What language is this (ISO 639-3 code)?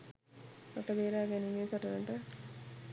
sin